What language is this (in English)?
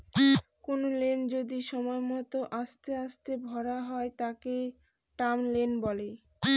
Bangla